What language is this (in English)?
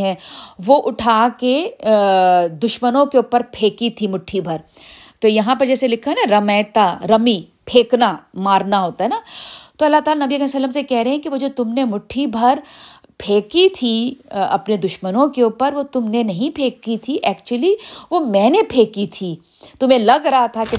Urdu